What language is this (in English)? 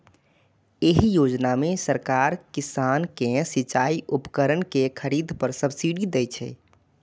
Maithili